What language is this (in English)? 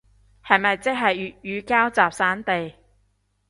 Cantonese